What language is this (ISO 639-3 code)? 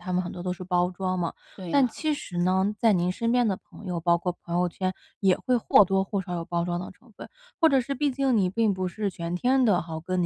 zho